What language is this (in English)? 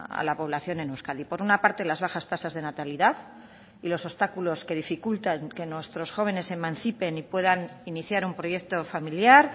Spanish